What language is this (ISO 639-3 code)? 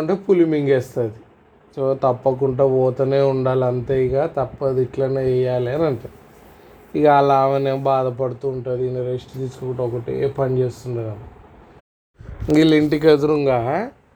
tel